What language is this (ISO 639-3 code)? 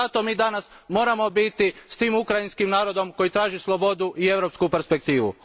hrv